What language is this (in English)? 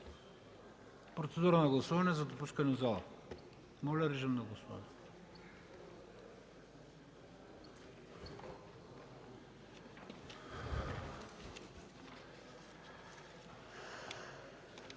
Bulgarian